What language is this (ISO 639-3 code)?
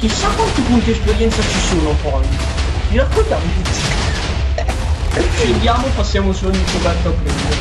ita